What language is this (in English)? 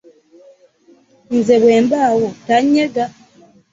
Ganda